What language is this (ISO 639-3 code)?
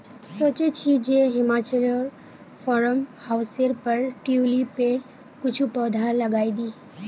mag